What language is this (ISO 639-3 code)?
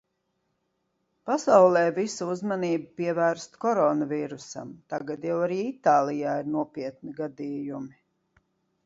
lav